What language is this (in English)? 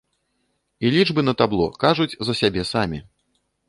Belarusian